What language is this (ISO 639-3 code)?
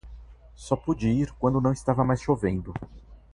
por